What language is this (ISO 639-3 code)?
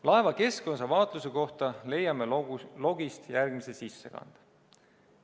est